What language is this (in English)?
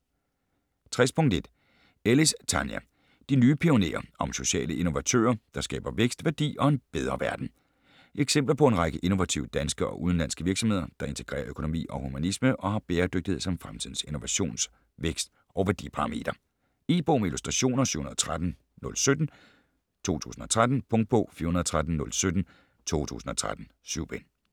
Danish